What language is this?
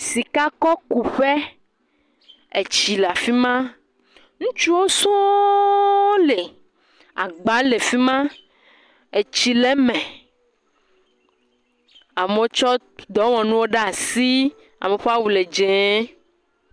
Ewe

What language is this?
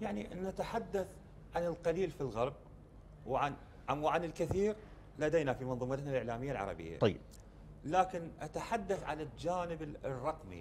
Arabic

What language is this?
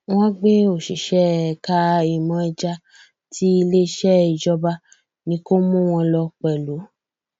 Yoruba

